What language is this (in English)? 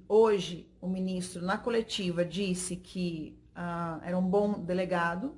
Portuguese